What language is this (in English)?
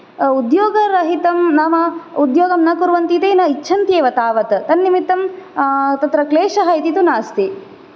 Sanskrit